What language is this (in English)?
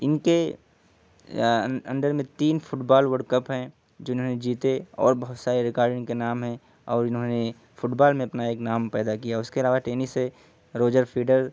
Urdu